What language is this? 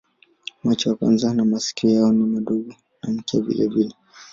Swahili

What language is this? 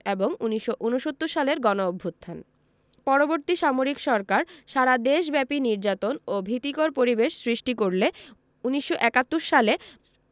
Bangla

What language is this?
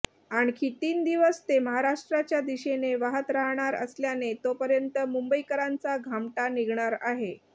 Marathi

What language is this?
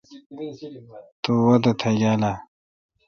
Kalkoti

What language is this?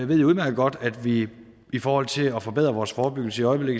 Danish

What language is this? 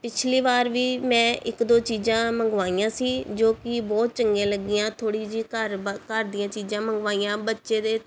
Punjabi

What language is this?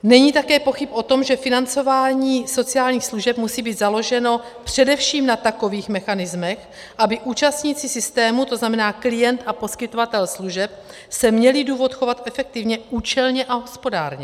Czech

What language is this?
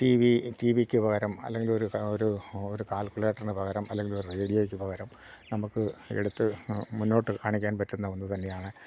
Malayalam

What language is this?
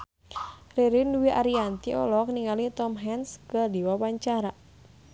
Sundanese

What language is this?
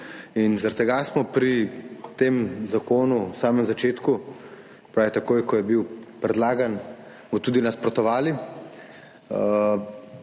Slovenian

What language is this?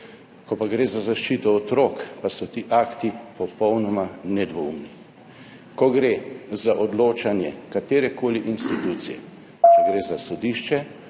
Slovenian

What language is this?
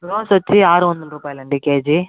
Telugu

